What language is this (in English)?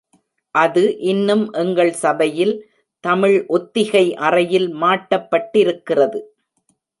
Tamil